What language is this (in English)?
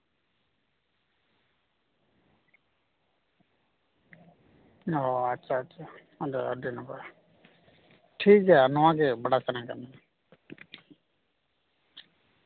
Santali